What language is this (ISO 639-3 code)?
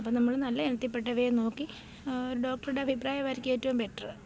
mal